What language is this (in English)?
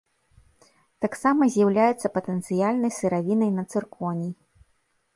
Belarusian